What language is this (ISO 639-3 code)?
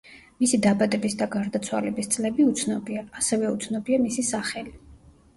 kat